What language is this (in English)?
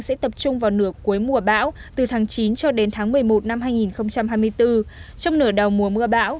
Vietnamese